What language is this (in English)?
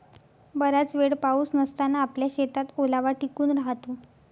Marathi